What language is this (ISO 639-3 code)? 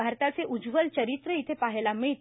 mar